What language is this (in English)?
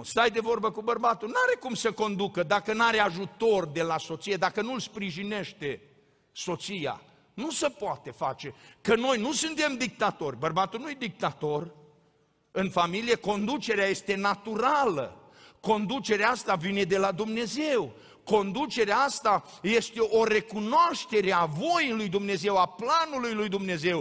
Romanian